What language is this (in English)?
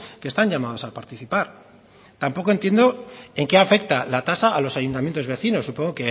Spanish